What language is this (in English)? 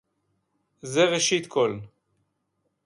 Hebrew